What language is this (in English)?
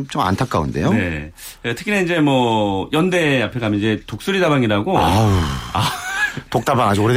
Korean